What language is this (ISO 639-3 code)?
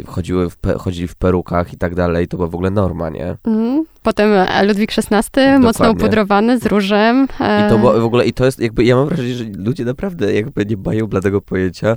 pol